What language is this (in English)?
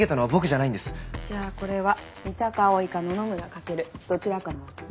Japanese